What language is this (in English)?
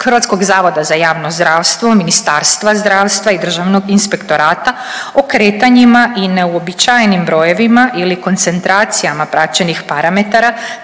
Croatian